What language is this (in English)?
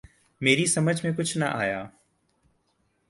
Urdu